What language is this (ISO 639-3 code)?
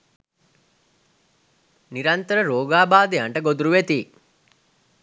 sin